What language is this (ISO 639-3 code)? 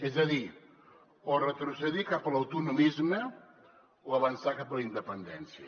cat